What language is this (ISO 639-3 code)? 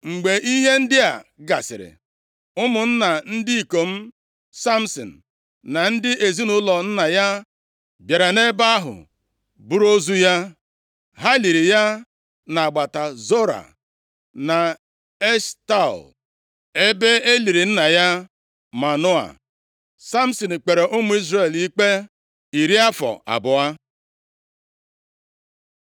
ibo